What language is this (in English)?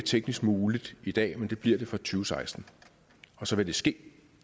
Danish